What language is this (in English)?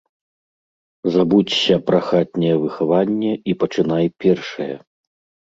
Belarusian